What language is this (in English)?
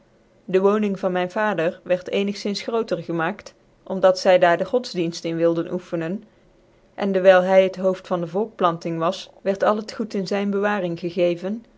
Dutch